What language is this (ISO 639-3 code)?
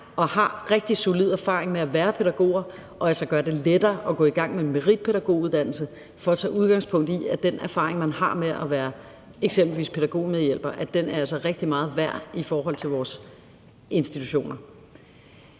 dan